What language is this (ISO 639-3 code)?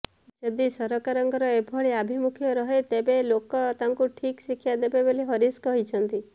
ori